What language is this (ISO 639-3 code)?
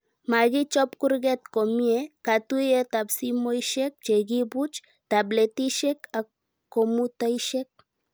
kln